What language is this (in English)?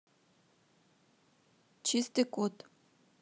Russian